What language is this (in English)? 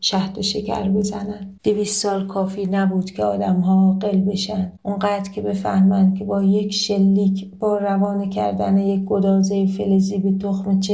Persian